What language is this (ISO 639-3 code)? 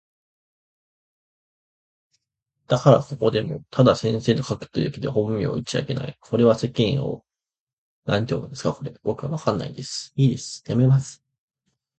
jpn